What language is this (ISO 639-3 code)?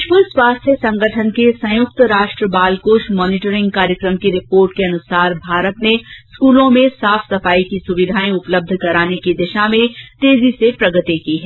hin